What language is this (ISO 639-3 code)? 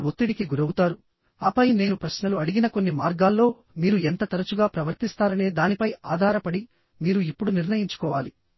tel